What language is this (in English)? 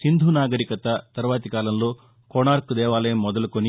Telugu